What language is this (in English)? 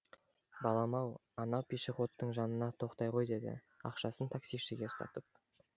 Kazakh